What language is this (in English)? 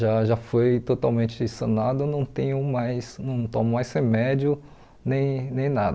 Portuguese